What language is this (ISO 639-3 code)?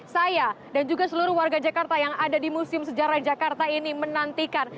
ind